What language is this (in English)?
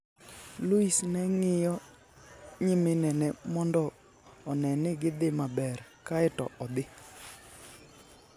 Luo (Kenya and Tanzania)